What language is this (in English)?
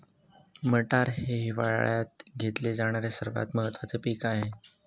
Marathi